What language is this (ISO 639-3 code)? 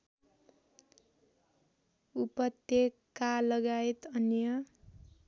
nep